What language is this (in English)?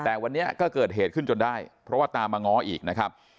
Thai